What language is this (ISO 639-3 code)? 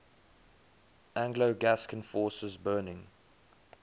eng